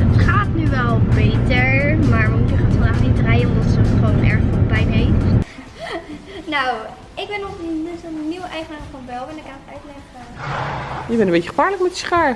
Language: Dutch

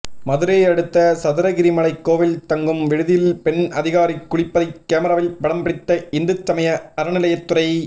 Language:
Tamil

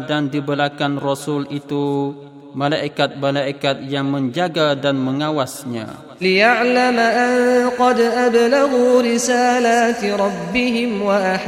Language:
Malay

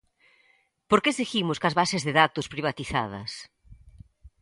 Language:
Galician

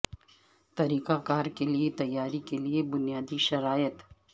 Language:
Urdu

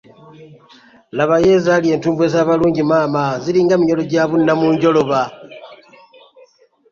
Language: Ganda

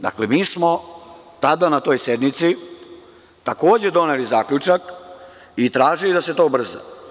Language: Serbian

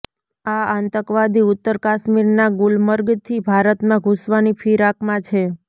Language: Gujarati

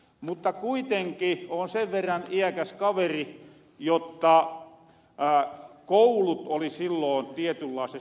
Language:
Finnish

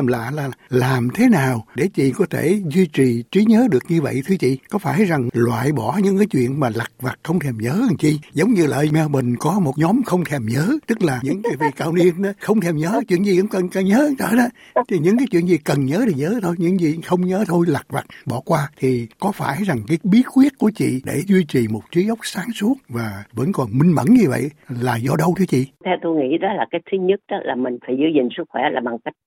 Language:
Vietnamese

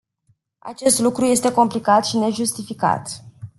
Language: Romanian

